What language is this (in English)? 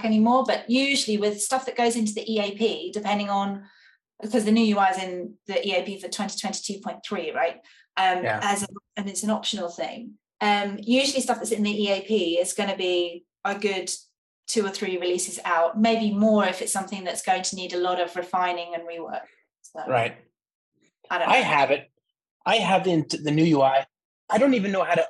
English